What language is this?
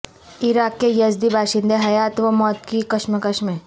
Urdu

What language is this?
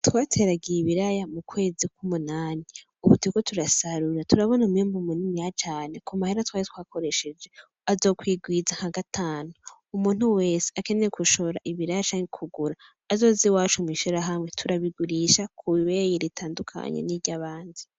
Rundi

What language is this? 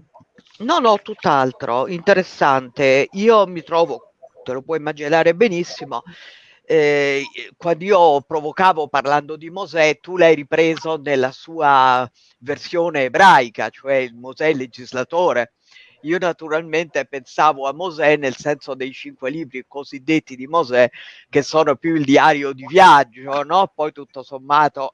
Italian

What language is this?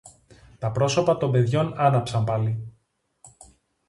Greek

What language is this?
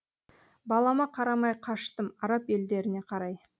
Kazakh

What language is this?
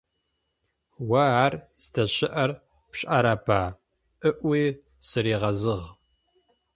Adyghe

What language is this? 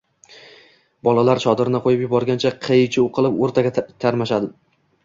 Uzbek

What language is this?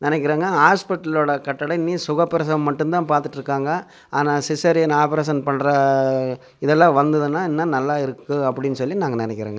Tamil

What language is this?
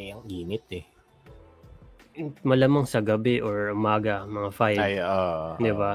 Filipino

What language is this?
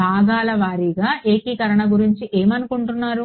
Telugu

